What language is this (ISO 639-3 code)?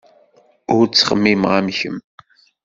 kab